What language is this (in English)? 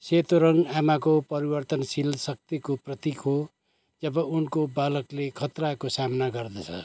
Nepali